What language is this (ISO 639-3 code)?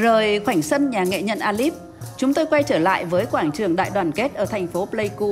vie